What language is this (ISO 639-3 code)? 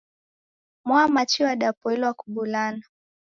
dav